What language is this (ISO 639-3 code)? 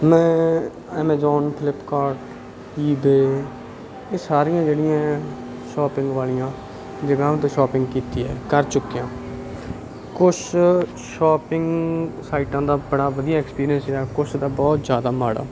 pan